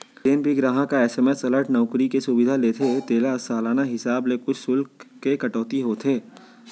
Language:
Chhattisgarhi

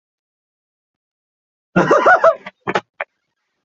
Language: Chinese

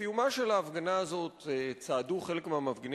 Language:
Hebrew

